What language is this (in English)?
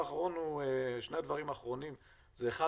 Hebrew